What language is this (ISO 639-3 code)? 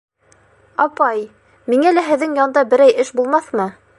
bak